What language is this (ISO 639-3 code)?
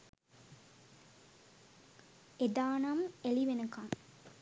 sin